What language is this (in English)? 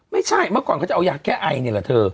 Thai